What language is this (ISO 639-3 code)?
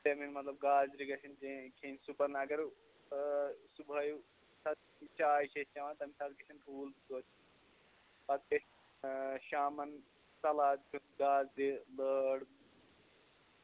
kas